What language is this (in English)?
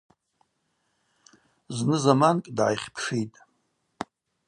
Abaza